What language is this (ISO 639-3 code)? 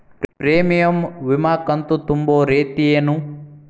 kan